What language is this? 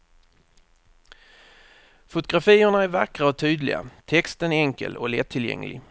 Swedish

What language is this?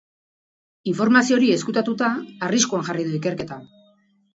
Basque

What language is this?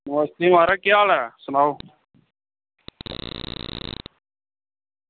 Dogri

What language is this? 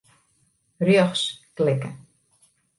Western Frisian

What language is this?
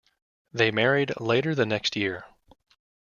English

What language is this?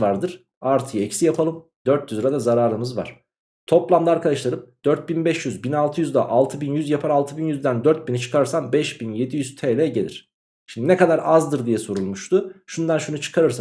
Turkish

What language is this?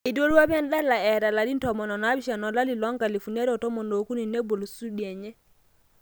Masai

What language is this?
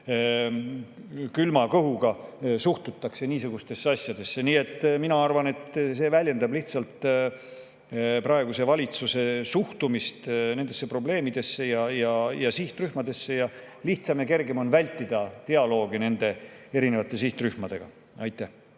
Estonian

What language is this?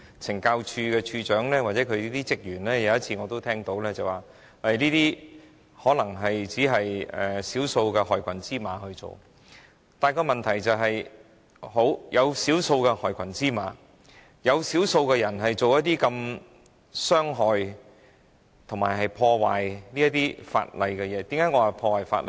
Cantonese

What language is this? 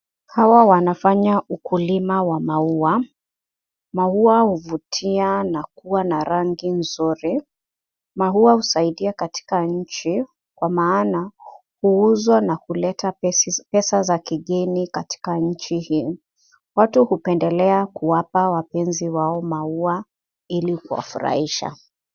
Swahili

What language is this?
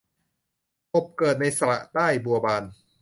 Thai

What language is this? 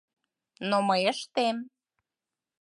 Mari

